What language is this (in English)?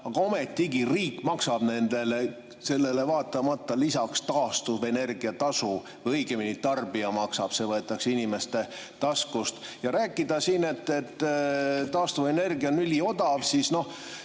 Estonian